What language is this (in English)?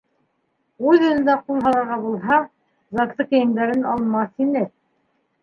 Bashkir